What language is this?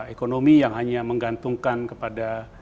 Indonesian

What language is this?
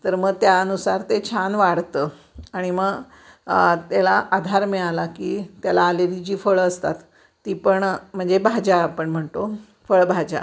Marathi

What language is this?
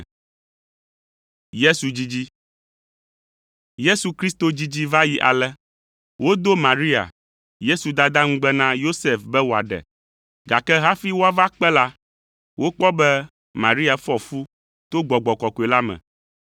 Ewe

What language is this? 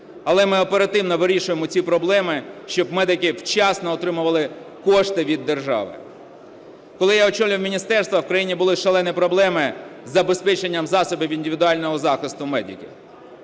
Ukrainian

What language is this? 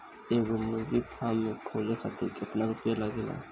Bhojpuri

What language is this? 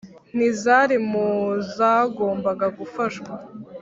Kinyarwanda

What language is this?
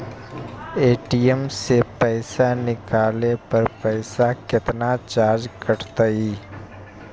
Magahi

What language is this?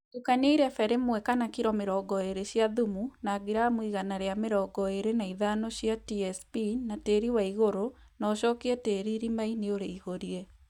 Kikuyu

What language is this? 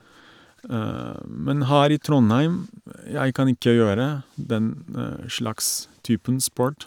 Norwegian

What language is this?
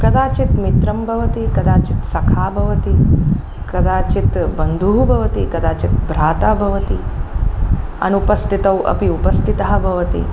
Sanskrit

